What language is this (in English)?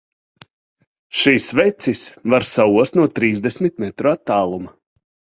Latvian